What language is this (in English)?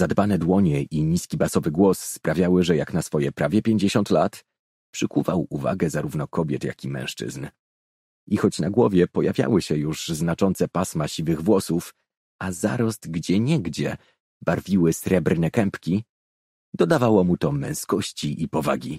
Polish